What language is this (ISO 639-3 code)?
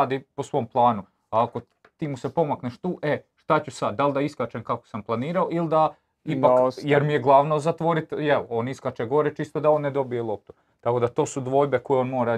hrv